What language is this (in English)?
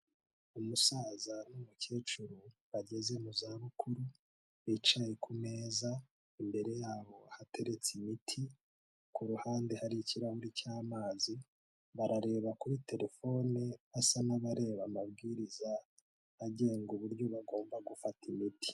Kinyarwanda